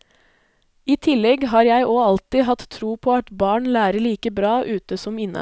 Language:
Norwegian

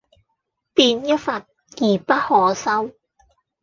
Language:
Cantonese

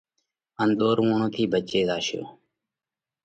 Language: Parkari Koli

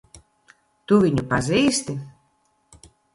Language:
Latvian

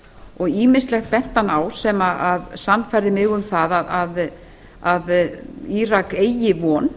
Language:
Icelandic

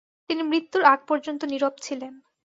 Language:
Bangla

